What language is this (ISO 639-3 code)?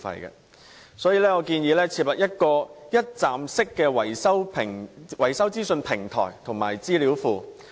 yue